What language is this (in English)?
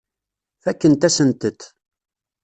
Kabyle